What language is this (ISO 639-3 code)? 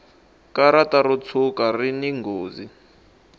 tso